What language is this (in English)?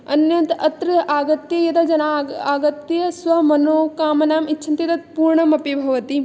Sanskrit